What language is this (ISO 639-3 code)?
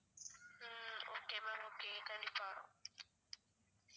tam